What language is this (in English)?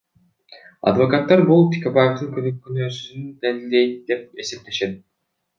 Kyrgyz